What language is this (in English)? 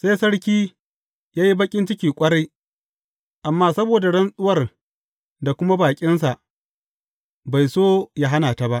Hausa